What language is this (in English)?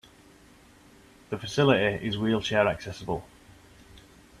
English